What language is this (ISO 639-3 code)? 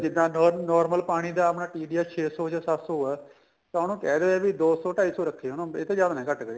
pan